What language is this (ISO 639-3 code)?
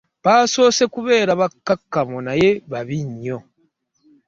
lug